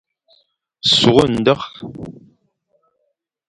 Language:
Fang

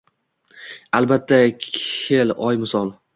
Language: Uzbek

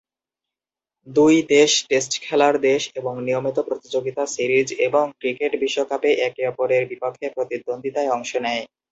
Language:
Bangla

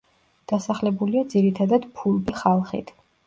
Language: Georgian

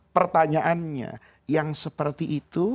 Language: Indonesian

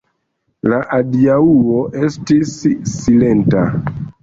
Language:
Esperanto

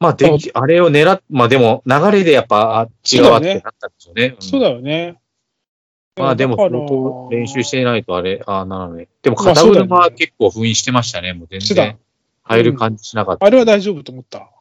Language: Japanese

